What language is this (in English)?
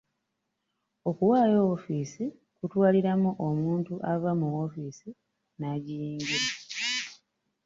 Ganda